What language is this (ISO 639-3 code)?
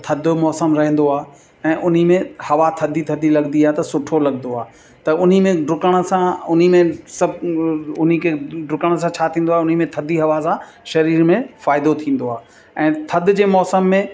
snd